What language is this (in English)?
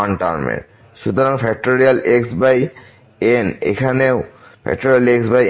Bangla